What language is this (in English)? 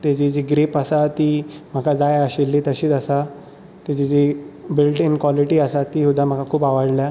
Konkani